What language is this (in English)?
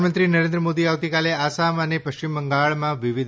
Gujarati